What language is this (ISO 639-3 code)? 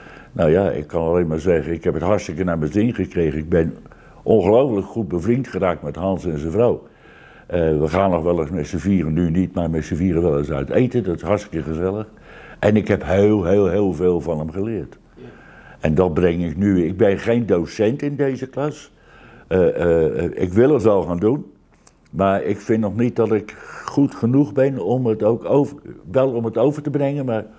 nld